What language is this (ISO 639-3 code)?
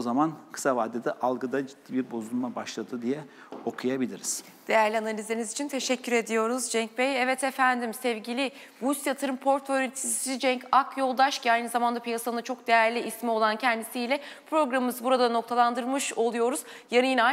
tur